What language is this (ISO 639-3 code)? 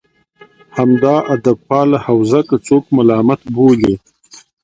pus